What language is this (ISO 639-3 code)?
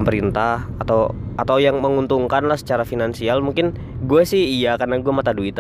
ind